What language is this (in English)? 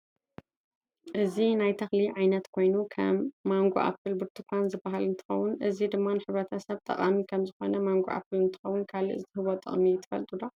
Tigrinya